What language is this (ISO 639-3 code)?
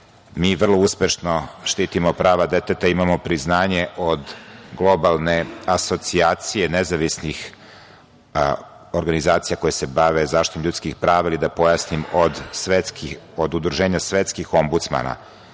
srp